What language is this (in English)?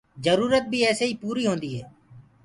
Gurgula